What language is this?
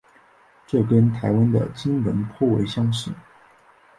Chinese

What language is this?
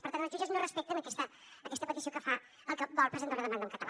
Catalan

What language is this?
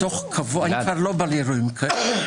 Hebrew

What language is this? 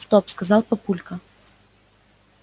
Russian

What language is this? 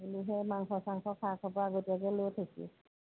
Assamese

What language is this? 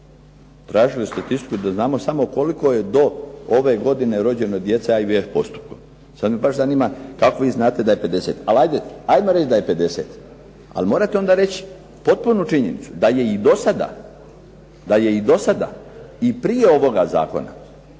Croatian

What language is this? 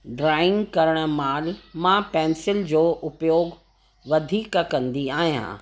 Sindhi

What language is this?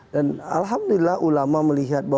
Indonesian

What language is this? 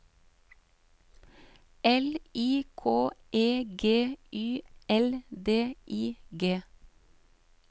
Norwegian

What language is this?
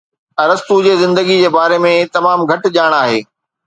Sindhi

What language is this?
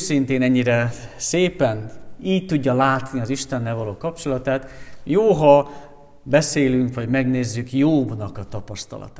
Hungarian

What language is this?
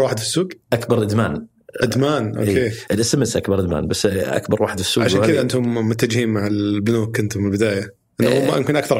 Arabic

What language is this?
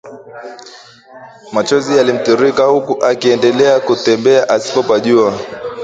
Swahili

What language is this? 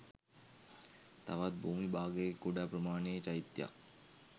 Sinhala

